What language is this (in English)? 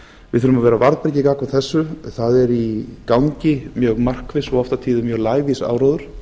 Icelandic